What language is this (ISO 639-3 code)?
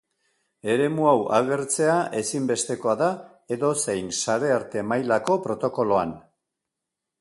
eus